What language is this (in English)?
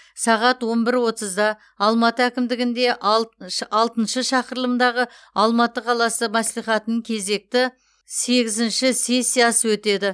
Kazakh